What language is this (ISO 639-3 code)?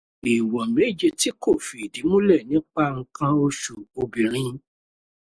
yor